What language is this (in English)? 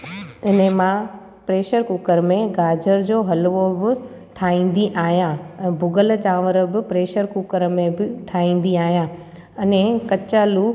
Sindhi